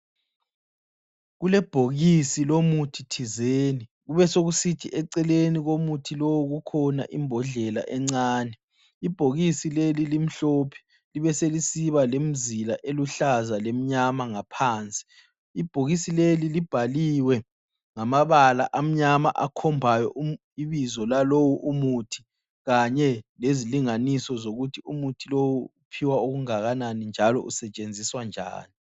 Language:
North Ndebele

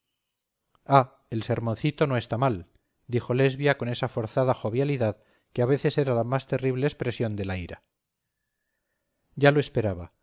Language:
Spanish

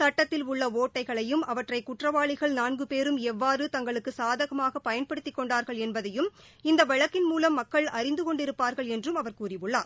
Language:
Tamil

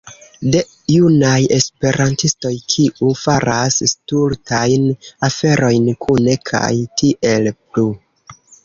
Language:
Esperanto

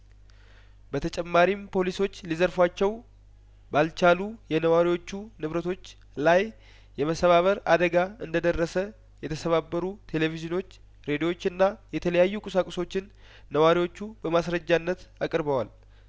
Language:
Amharic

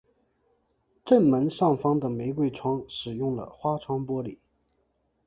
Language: Chinese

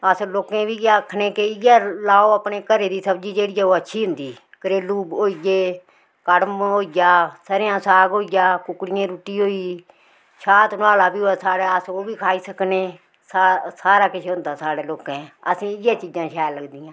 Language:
Dogri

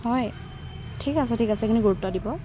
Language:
Assamese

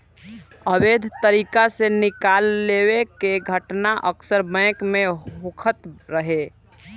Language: Bhojpuri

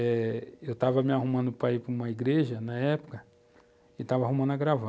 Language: Portuguese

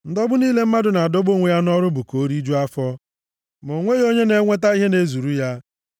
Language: Igbo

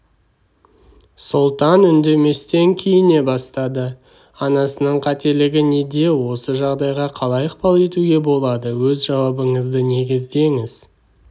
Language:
Kazakh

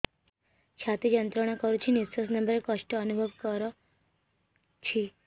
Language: Odia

